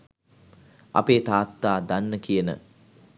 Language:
Sinhala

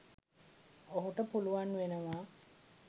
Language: Sinhala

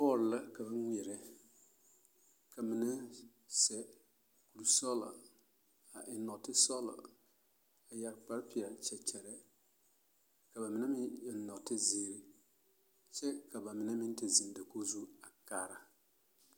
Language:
Southern Dagaare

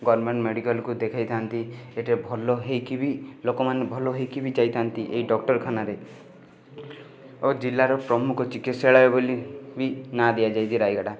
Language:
Odia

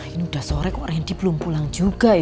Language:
Indonesian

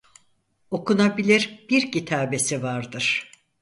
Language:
Turkish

